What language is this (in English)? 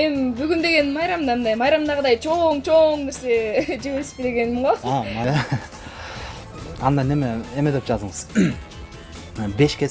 Turkish